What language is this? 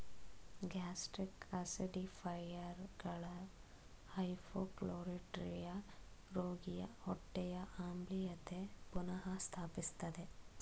Kannada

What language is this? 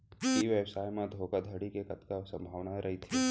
Chhattisgarhi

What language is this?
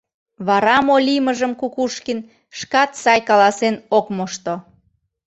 Mari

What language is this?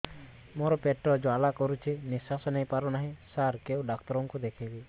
Odia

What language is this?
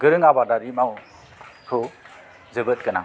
Bodo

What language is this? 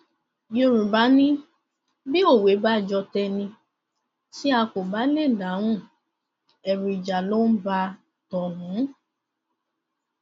Yoruba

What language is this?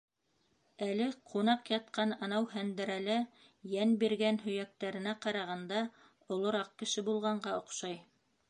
Bashkir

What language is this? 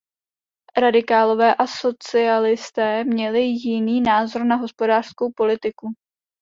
Czech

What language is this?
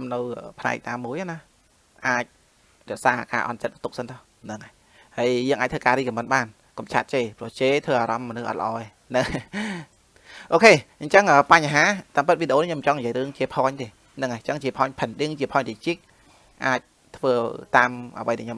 Vietnamese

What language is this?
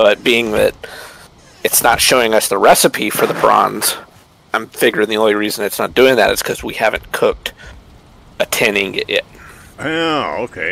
English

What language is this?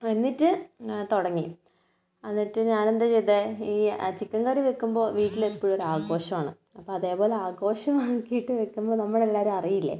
Malayalam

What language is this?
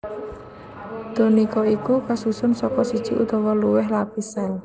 Javanese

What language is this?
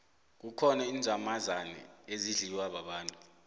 South Ndebele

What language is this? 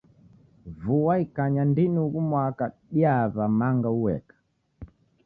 Taita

